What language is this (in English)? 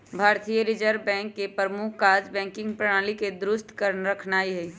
Magahi